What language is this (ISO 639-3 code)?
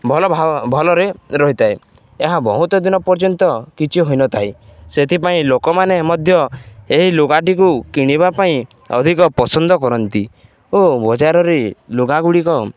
ori